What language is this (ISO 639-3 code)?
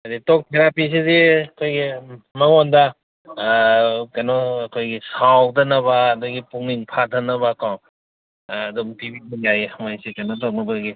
mni